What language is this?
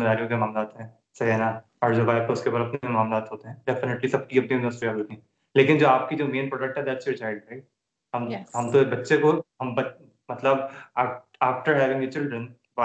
Urdu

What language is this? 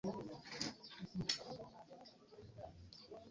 Ganda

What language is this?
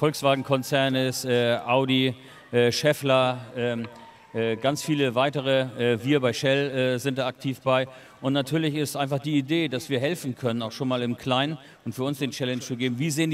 German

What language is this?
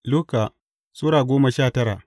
Hausa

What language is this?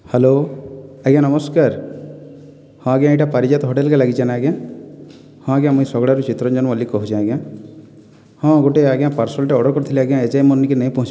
Odia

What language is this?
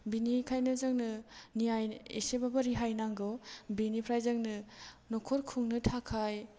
Bodo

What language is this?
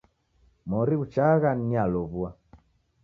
Taita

